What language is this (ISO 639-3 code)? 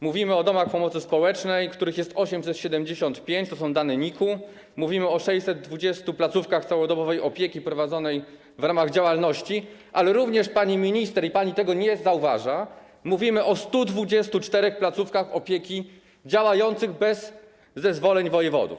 pol